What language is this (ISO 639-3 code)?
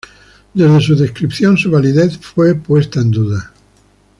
spa